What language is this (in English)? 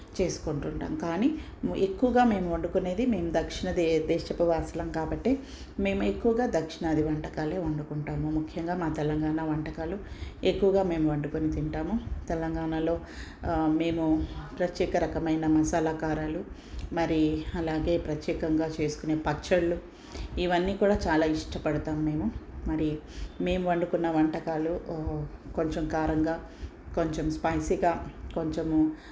Telugu